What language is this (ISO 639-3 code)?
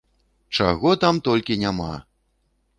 bel